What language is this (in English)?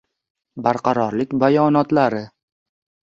Uzbek